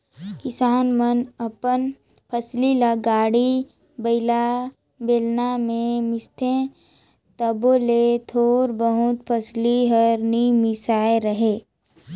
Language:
Chhattisgarhi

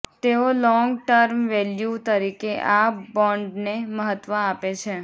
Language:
Gujarati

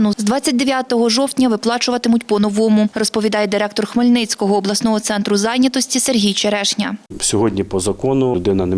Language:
Ukrainian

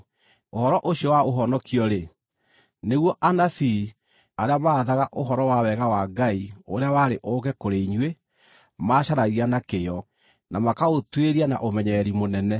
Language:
Kikuyu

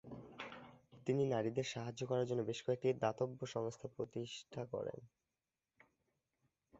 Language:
Bangla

